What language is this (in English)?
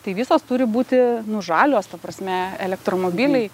Lithuanian